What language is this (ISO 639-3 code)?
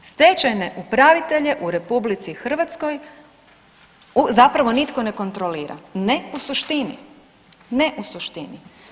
hrv